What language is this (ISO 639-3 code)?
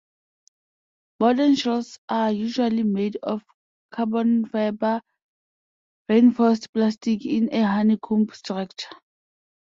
eng